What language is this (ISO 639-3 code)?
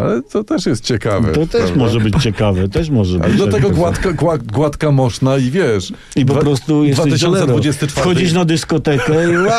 pol